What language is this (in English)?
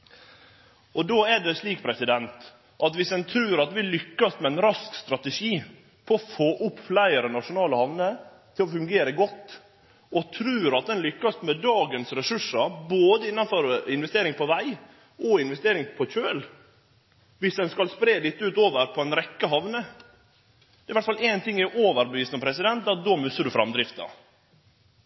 Norwegian Nynorsk